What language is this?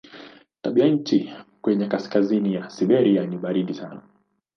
Swahili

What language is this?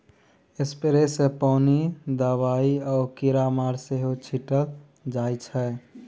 Maithili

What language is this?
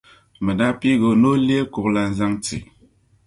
Dagbani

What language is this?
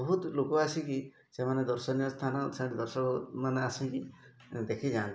Odia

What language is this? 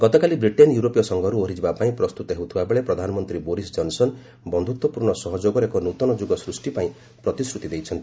Odia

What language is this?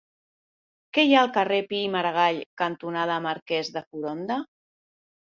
Catalan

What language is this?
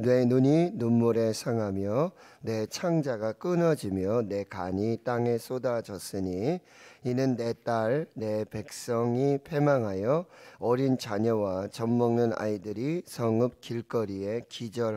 Korean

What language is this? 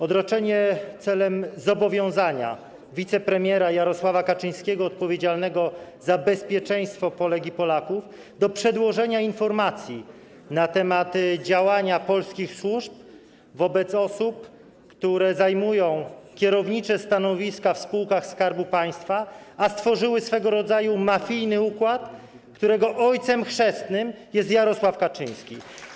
Polish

